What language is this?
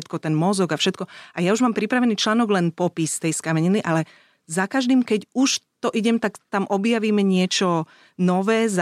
Slovak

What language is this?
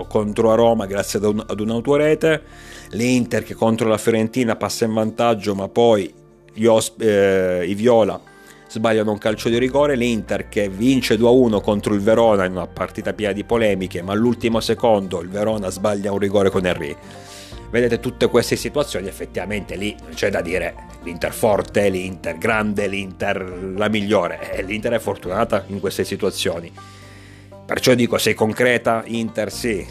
Italian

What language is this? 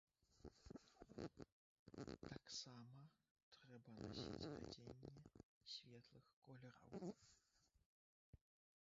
Belarusian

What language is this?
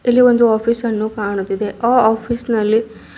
Kannada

